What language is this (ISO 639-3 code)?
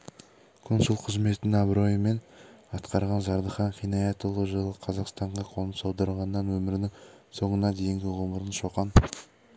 kaz